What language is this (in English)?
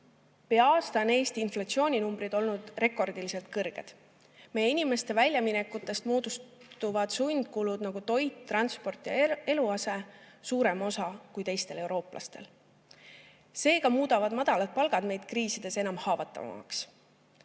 Estonian